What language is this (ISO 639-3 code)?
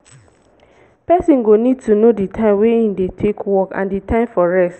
pcm